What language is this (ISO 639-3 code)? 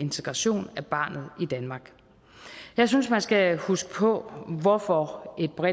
dan